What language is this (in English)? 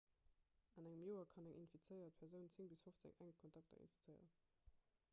Luxembourgish